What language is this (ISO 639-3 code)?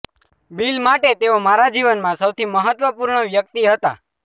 guj